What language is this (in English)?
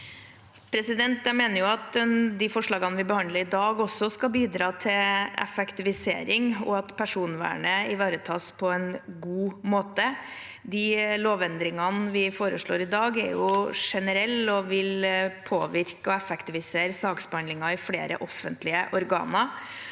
Norwegian